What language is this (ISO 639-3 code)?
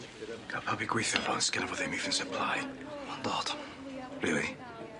cym